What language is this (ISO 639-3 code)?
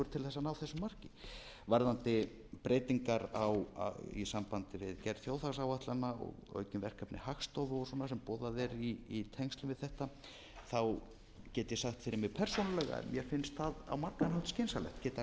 isl